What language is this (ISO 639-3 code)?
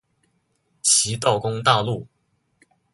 zho